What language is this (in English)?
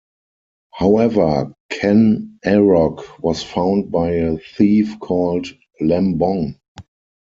English